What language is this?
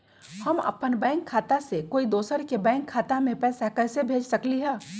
Magahi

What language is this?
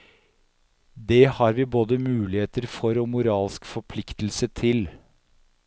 Norwegian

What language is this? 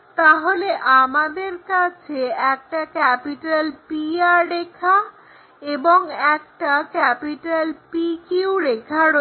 Bangla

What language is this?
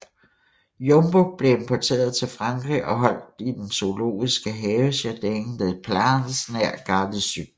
Danish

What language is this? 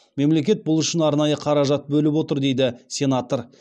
Kazakh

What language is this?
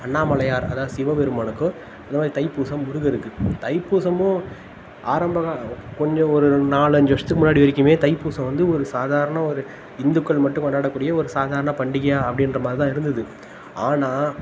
Tamil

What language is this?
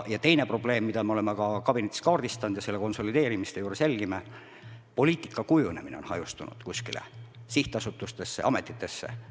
Estonian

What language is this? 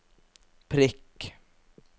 Norwegian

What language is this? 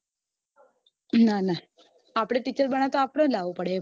Gujarati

